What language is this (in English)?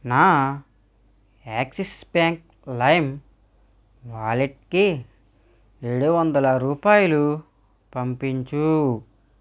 Telugu